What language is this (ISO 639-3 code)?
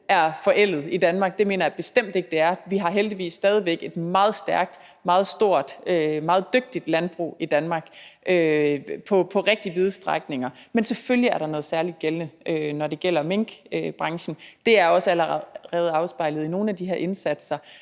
dan